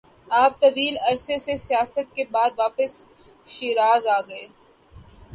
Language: Urdu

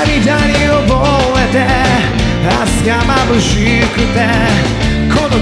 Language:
Spanish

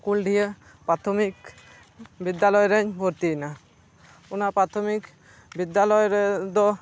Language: Santali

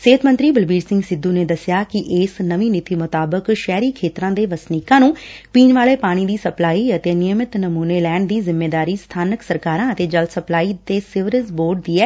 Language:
Punjabi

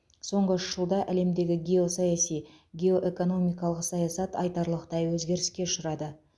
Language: Kazakh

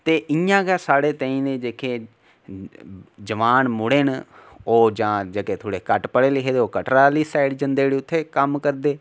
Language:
Dogri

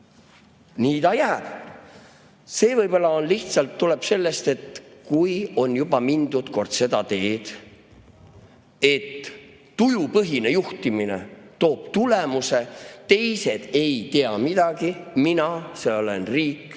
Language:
Estonian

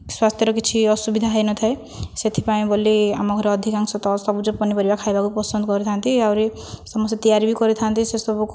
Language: Odia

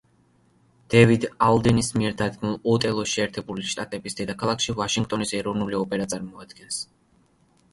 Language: Georgian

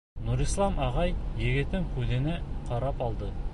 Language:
Bashkir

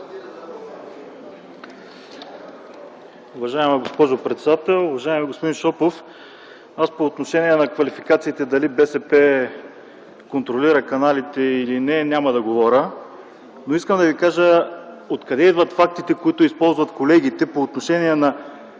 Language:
Bulgarian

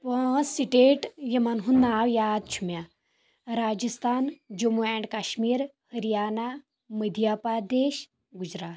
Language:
Kashmiri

